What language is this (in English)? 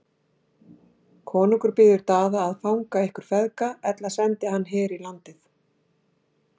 Icelandic